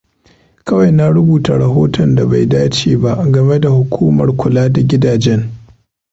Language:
Hausa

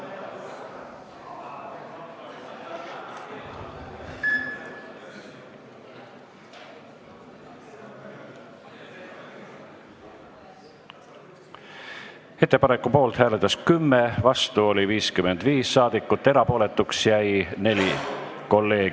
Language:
Estonian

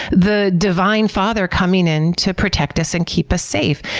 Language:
English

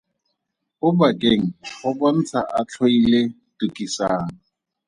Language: Tswana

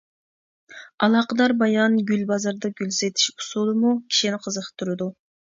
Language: Uyghur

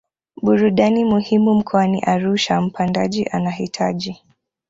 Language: Swahili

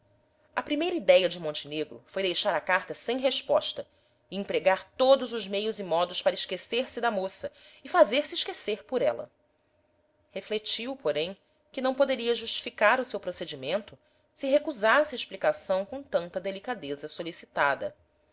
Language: Portuguese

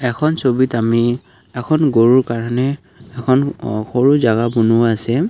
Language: Assamese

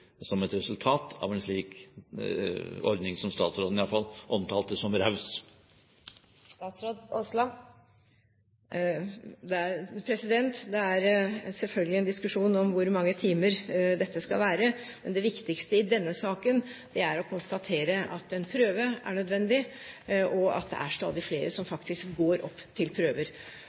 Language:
Norwegian Bokmål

